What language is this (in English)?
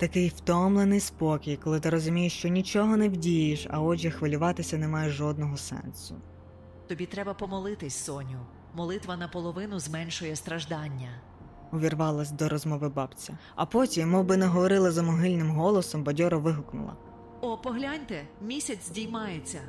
Ukrainian